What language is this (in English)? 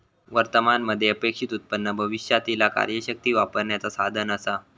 Marathi